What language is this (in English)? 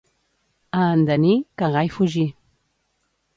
Catalan